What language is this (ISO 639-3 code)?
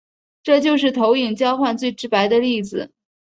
zho